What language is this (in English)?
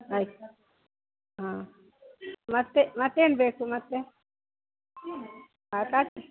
Kannada